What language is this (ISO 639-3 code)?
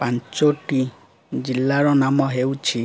ori